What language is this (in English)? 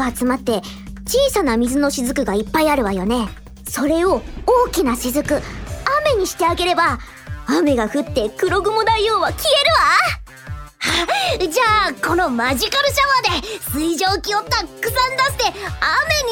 Japanese